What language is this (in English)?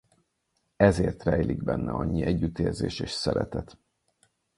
Hungarian